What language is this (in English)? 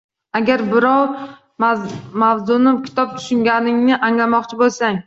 Uzbek